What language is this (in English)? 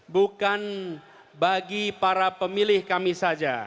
Indonesian